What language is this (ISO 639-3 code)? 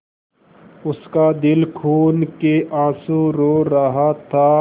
hin